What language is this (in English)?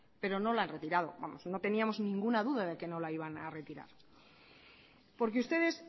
Spanish